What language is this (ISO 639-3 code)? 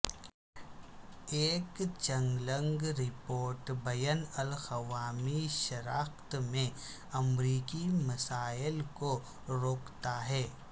urd